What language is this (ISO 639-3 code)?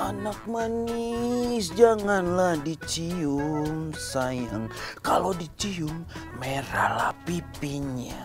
ind